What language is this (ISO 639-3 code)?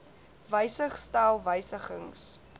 afr